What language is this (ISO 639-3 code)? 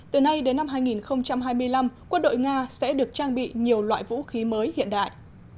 vie